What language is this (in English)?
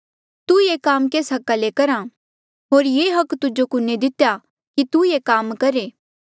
Mandeali